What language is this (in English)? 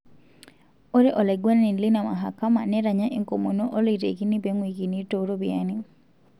Masai